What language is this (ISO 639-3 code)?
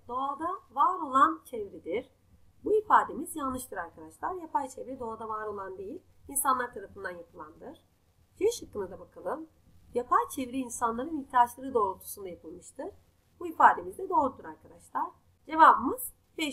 tur